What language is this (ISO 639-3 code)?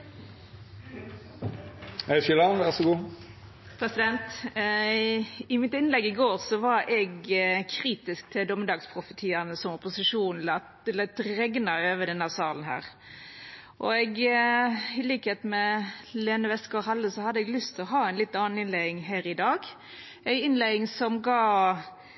nor